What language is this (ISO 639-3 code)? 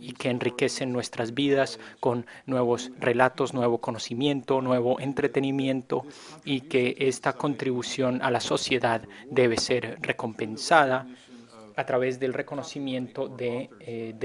spa